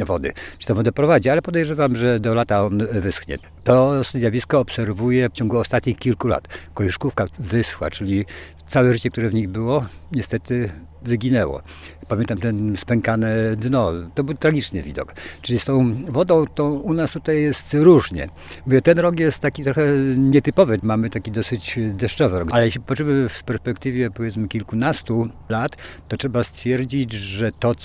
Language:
Polish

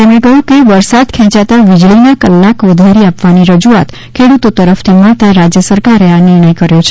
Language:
Gujarati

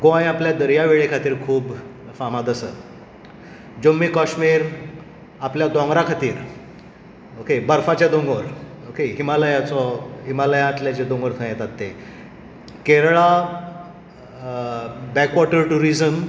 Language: Konkani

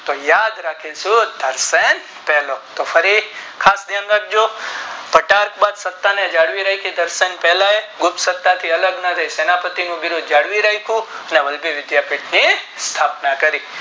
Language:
Gujarati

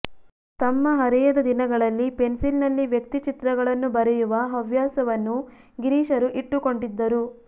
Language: Kannada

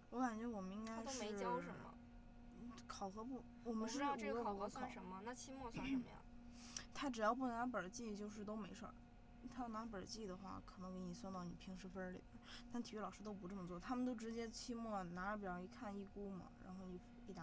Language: Chinese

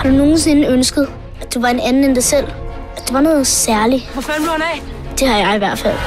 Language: Danish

